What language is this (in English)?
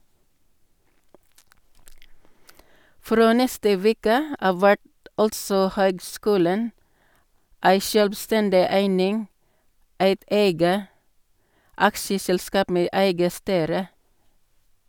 Norwegian